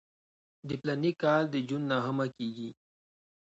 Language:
Pashto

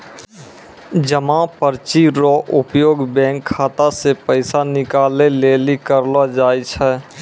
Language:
Maithili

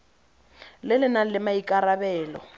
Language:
Tswana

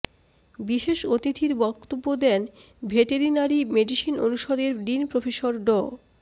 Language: Bangla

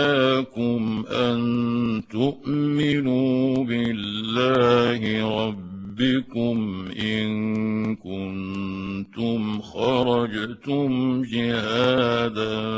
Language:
Arabic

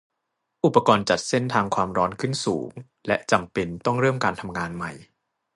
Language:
Thai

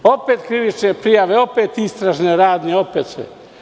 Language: Serbian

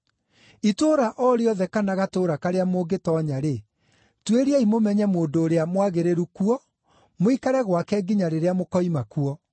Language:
Kikuyu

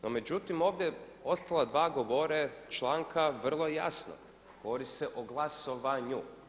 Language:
Croatian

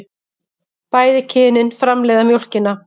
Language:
Icelandic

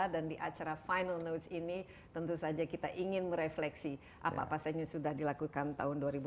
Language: Indonesian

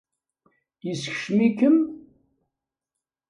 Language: Kabyle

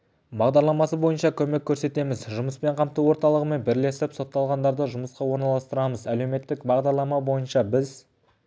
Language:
Kazakh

